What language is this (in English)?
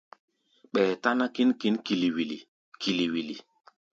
Gbaya